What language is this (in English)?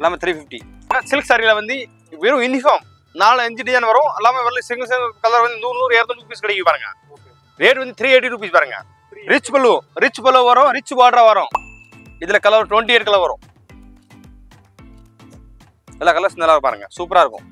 Tamil